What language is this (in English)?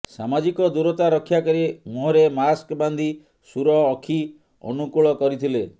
Odia